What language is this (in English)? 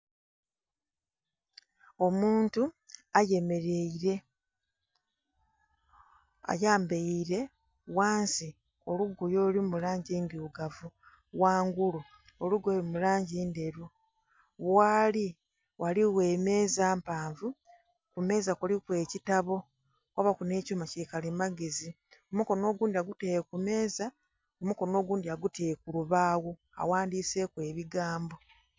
Soga